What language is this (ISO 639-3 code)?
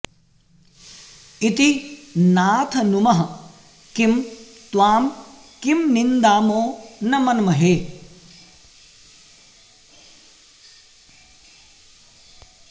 san